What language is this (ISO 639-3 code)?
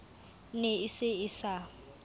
sot